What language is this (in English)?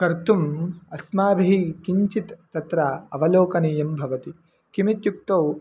Sanskrit